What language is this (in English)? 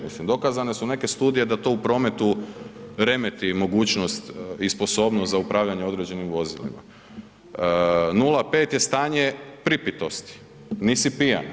Croatian